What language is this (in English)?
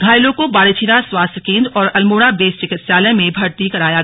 Hindi